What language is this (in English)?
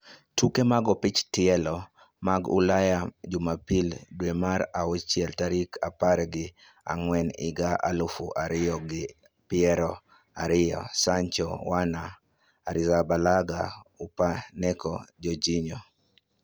Luo (Kenya and Tanzania)